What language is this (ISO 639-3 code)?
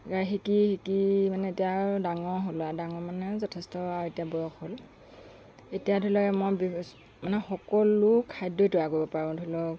asm